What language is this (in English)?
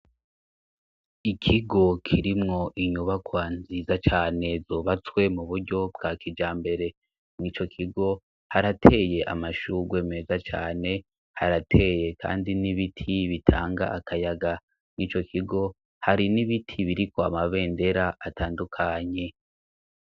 Rundi